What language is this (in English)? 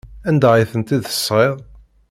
Kabyle